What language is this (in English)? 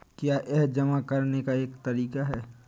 Hindi